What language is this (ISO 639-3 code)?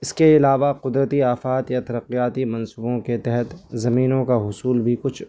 urd